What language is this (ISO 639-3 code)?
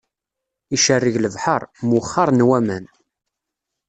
kab